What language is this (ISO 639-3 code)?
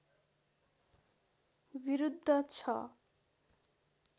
nep